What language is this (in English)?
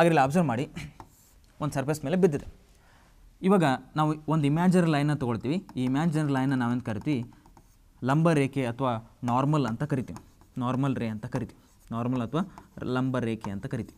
Hindi